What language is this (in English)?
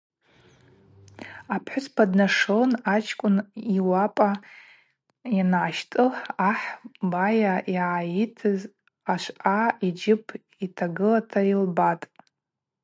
Abaza